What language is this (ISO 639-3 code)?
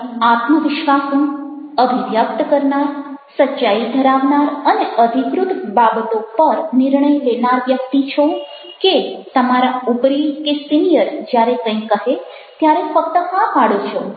guj